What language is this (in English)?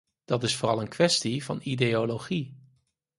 Dutch